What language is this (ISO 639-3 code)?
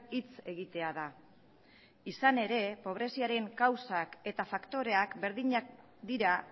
eus